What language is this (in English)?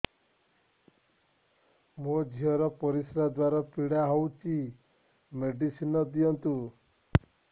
Odia